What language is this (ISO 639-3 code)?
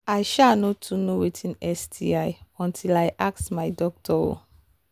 pcm